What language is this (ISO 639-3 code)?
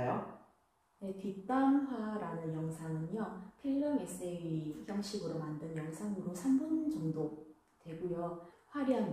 kor